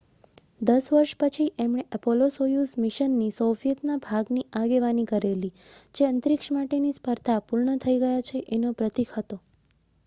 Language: Gujarati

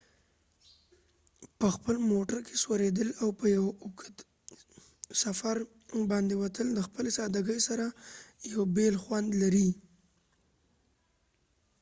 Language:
Pashto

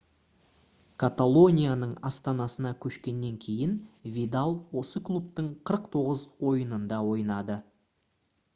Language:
Kazakh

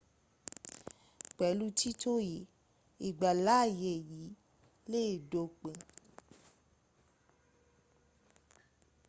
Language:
Yoruba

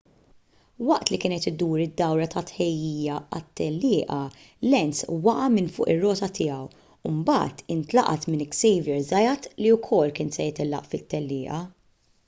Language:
Maltese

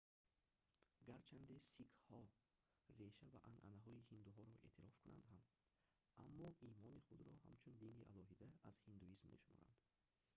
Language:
Tajik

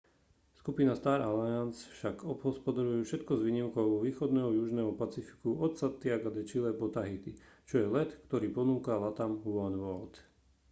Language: Slovak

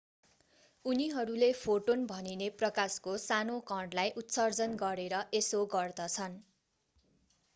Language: Nepali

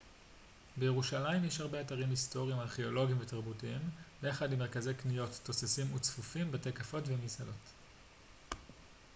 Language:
Hebrew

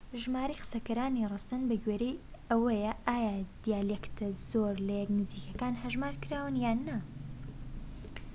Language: Central Kurdish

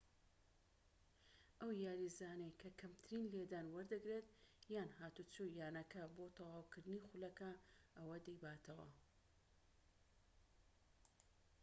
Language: Central Kurdish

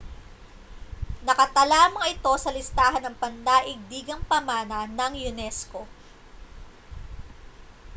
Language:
Filipino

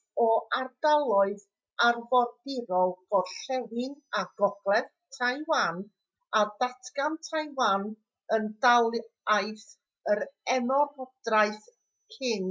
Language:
Welsh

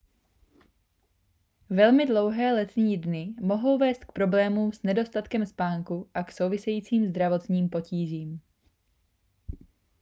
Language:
Czech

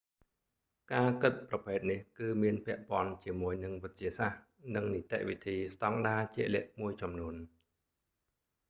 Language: Khmer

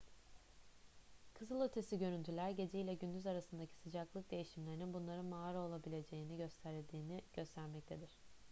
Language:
Turkish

